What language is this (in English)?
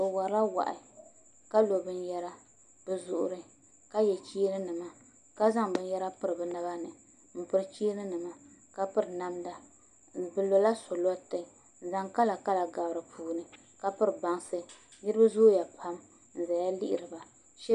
Dagbani